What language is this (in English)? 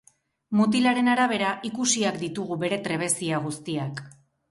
Basque